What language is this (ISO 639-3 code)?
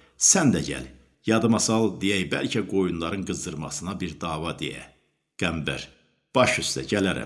tur